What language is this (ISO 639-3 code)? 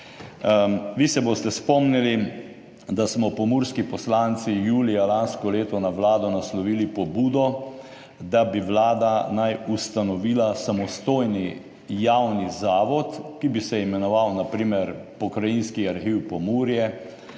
slv